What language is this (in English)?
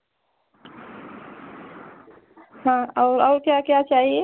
Hindi